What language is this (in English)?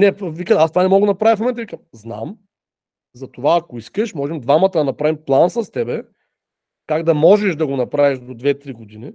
Bulgarian